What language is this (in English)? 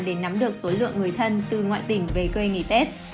Vietnamese